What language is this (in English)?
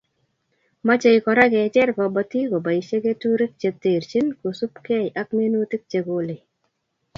Kalenjin